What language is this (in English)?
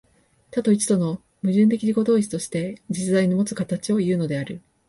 Japanese